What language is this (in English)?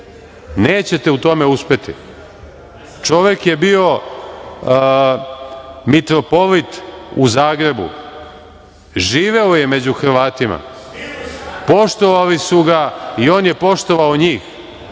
Serbian